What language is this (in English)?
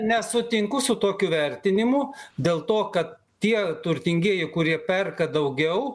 Lithuanian